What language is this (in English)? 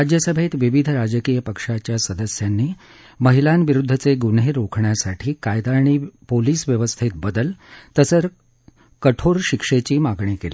Marathi